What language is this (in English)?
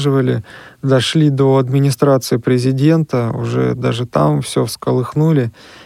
Russian